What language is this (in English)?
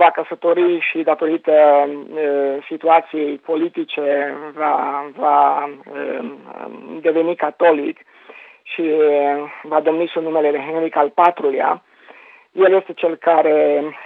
Romanian